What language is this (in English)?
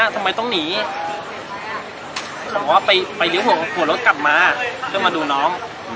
Thai